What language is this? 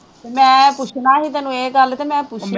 Punjabi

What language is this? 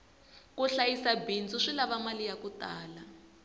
Tsonga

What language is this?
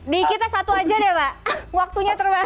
Indonesian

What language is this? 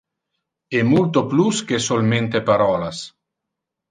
Interlingua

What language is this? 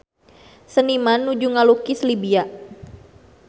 Sundanese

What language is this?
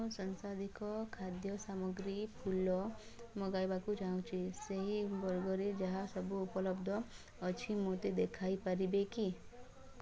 Odia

